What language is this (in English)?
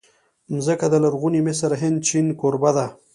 Pashto